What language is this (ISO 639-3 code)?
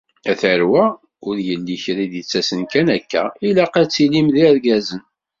kab